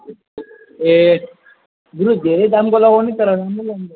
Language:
Nepali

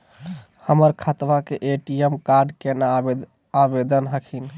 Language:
Magahi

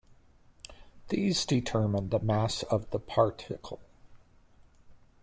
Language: English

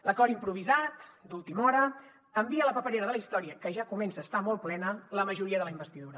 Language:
Catalan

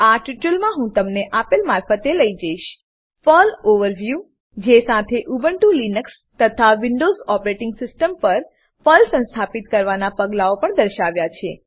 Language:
Gujarati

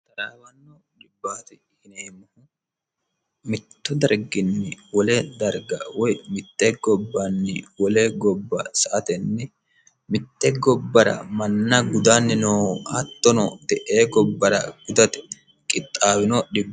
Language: Sidamo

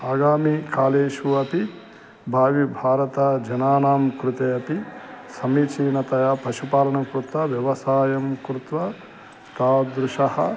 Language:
Sanskrit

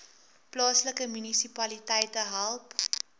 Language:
Afrikaans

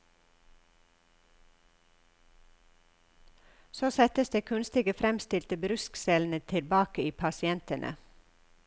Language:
Norwegian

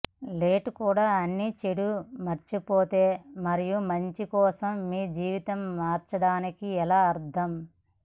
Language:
Telugu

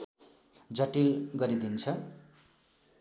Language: Nepali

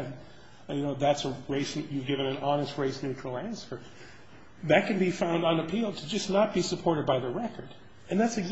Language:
English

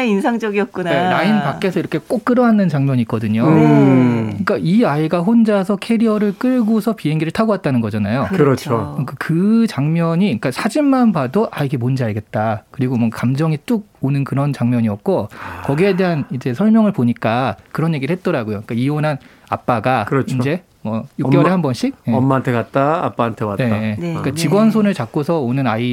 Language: Korean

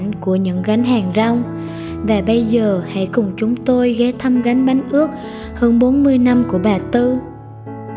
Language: Vietnamese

